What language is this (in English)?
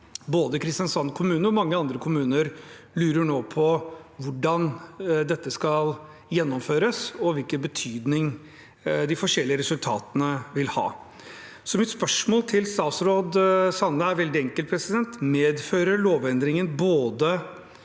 Norwegian